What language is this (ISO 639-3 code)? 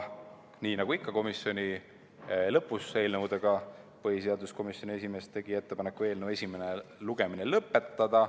est